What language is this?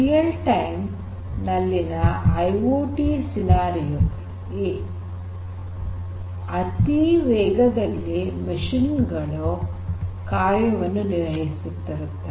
Kannada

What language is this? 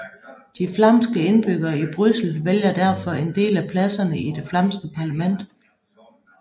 Danish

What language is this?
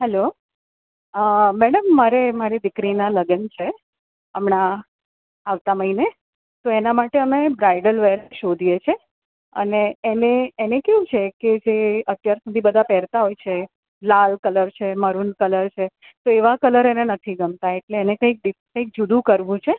Gujarati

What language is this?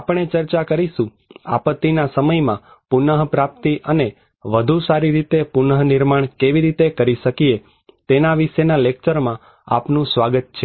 Gujarati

